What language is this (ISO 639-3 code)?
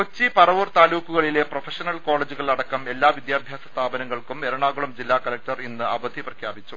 mal